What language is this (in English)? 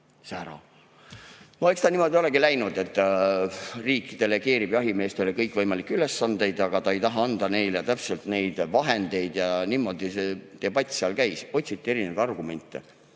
Estonian